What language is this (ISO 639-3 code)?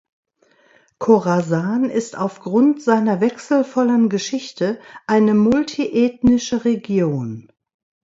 deu